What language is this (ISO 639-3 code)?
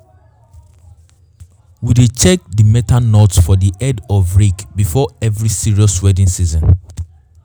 pcm